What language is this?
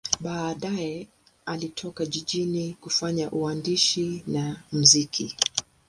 Swahili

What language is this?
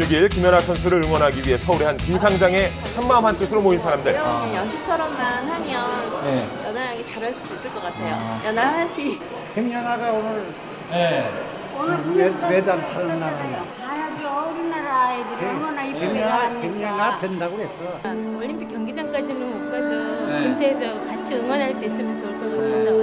Korean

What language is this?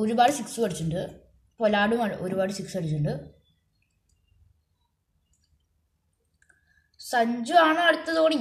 Malayalam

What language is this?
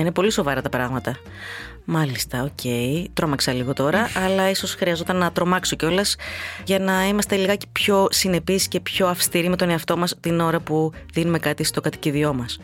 Greek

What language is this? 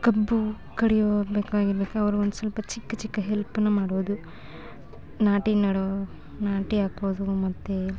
Kannada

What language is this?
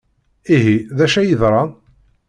Kabyle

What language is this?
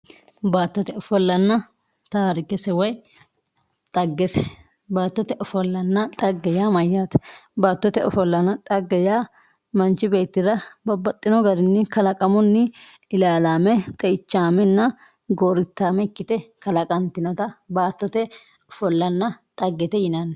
Sidamo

